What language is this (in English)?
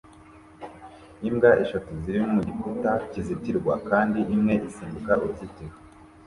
Kinyarwanda